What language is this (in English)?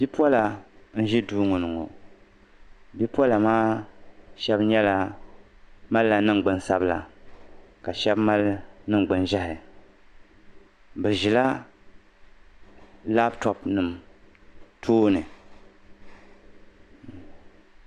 Dagbani